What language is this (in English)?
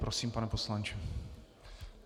Czech